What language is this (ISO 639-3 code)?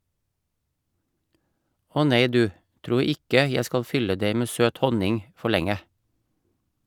nor